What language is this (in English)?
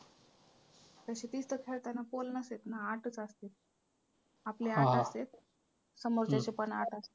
Marathi